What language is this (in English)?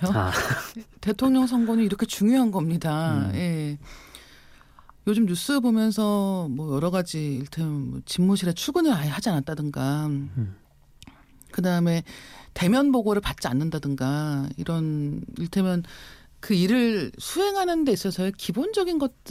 Korean